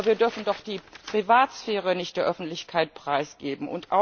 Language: German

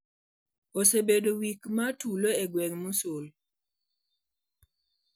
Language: Luo (Kenya and Tanzania)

